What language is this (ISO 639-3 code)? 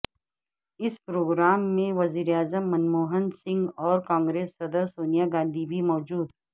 urd